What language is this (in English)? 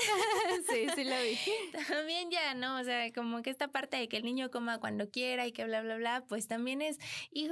Spanish